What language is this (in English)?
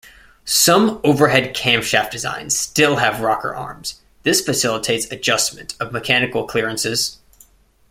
English